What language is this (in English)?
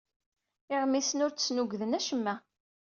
Kabyle